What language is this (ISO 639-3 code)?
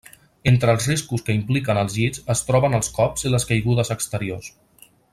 cat